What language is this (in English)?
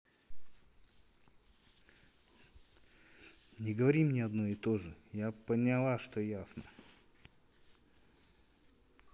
Russian